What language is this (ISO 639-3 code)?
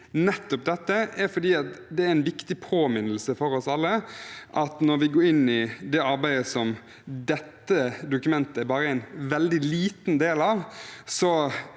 nor